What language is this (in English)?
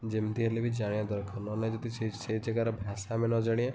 Odia